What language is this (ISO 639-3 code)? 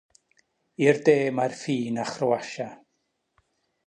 cym